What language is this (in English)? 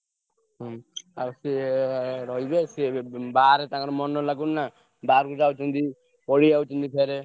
Odia